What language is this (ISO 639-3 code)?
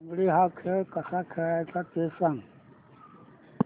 mar